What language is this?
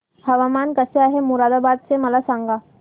Marathi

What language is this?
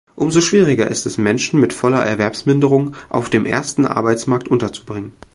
German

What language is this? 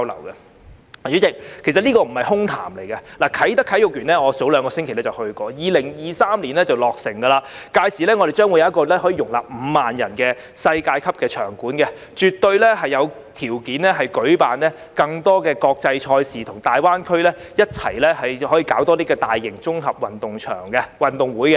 Cantonese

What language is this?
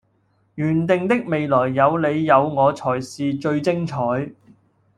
Cantonese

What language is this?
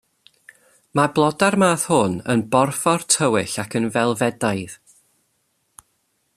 Welsh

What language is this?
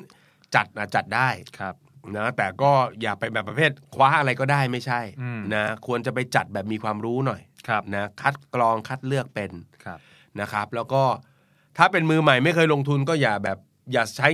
Thai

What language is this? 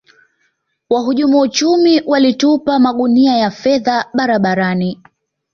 Swahili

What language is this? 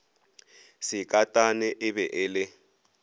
Northern Sotho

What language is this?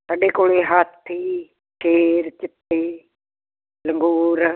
Punjabi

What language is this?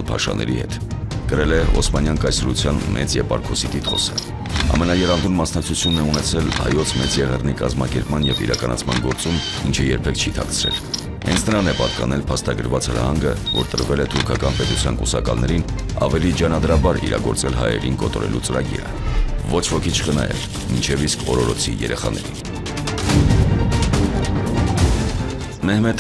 Romanian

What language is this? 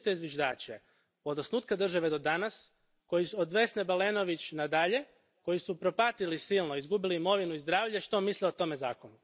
Croatian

